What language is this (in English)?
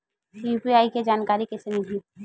Chhattisgarhi